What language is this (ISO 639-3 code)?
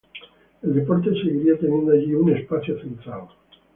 spa